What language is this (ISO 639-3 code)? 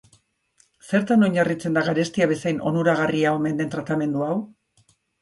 eus